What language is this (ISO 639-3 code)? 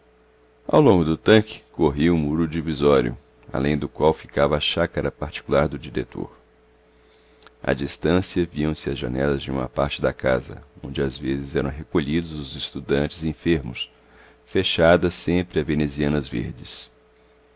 por